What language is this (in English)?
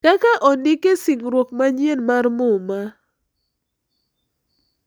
Luo (Kenya and Tanzania)